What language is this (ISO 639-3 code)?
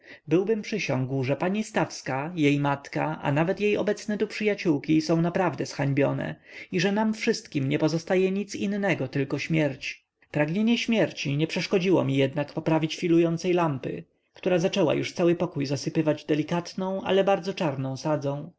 pol